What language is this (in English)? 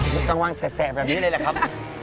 Thai